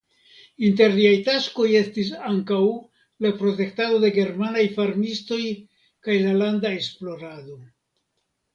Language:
Esperanto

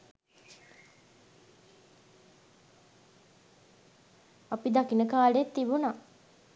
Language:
Sinhala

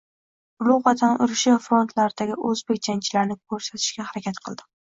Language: Uzbek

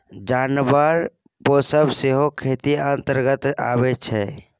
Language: Maithili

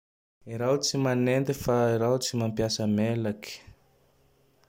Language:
Tandroy-Mahafaly Malagasy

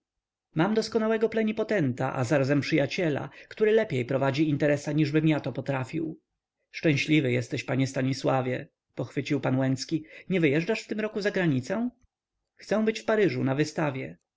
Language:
Polish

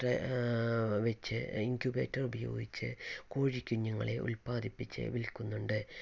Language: Malayalam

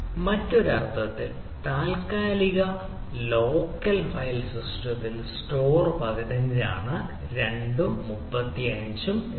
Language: Malayalam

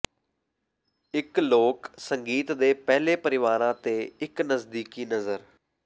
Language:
Punjabi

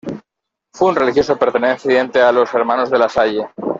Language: Spanish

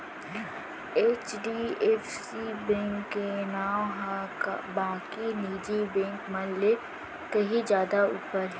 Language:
Chhattisgarhi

